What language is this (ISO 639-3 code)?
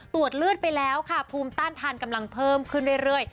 tha